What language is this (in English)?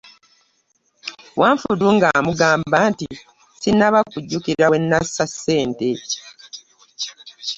Ganda